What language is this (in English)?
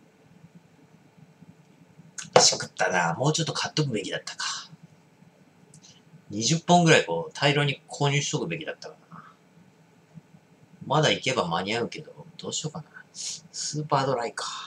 Japanese